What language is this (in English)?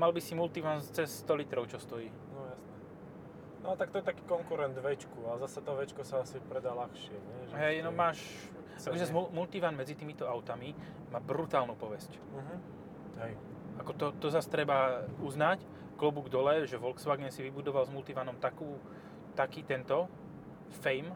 Slovak